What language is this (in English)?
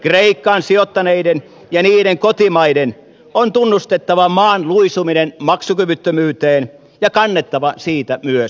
Finnish